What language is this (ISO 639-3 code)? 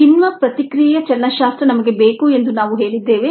kan